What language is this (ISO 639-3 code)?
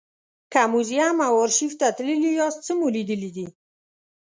pus